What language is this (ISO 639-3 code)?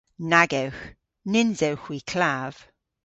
cor